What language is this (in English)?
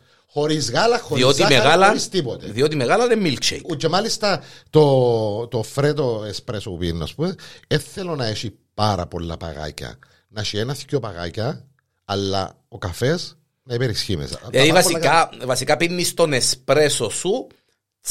Greek